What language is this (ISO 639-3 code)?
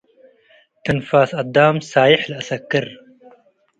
tig